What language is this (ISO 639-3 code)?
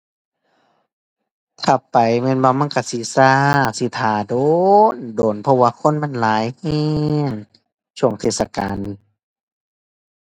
tha